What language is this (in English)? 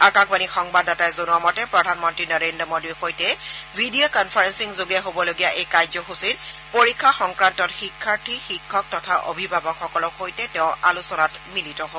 Assamese